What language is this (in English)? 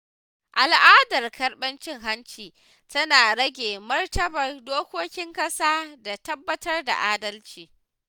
Hausa